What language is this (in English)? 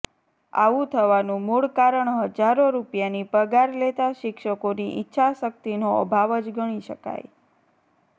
Gujarati